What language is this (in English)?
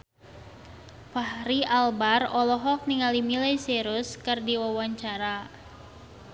Sundanese